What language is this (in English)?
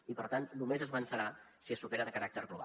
Catalan